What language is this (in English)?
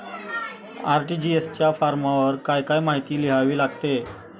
Marathi